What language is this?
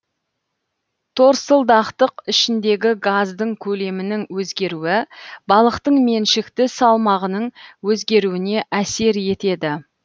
Kazakh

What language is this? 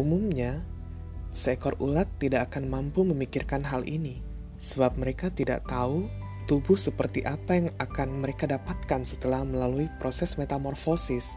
Indonesian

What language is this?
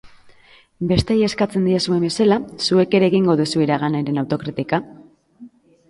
Basque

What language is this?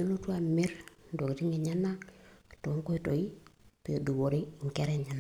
Masai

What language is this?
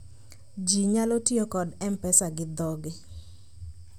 Luo (Kenya and Tanzania)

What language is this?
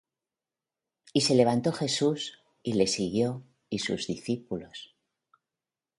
Spanish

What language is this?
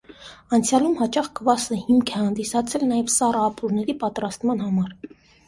Armenian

